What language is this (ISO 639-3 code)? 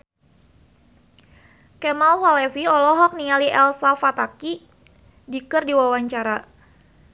sun